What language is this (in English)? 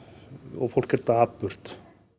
Icelandic